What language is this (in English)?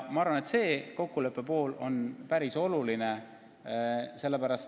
Estonian